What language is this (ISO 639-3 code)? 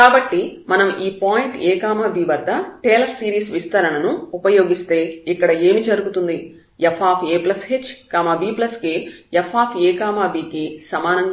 tel